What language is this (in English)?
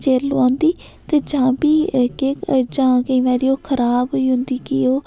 Dogri